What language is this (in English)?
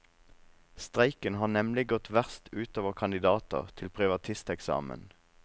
Norwegian